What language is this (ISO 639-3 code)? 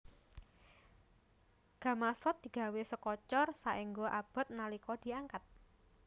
jav